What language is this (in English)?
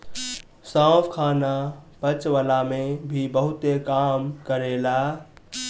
Bhojpuri